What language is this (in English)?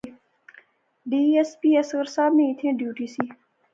Pahari-Potwari